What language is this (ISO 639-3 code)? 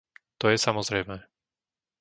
slk